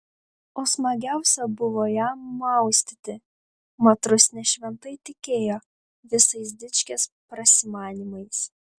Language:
Lithuanian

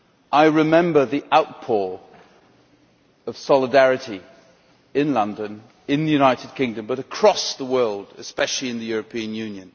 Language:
English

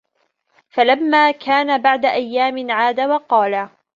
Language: Arabic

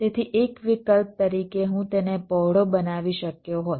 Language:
Gujarati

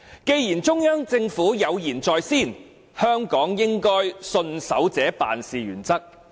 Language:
Cantonese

